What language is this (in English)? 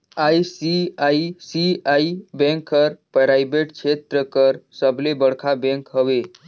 Chhattisgarhi